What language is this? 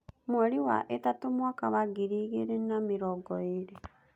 Kikuyu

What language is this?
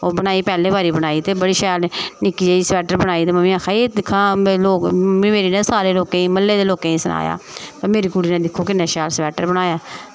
Dogri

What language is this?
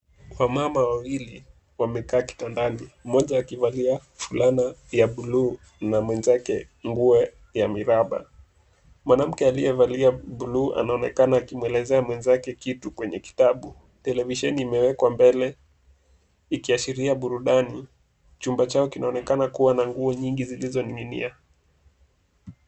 Swahili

